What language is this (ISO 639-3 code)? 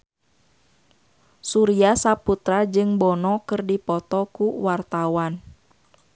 sun